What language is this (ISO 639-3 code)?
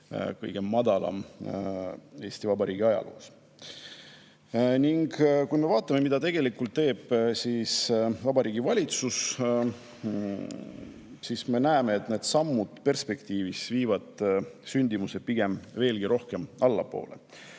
est